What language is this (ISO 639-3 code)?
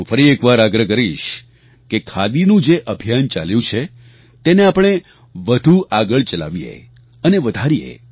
guj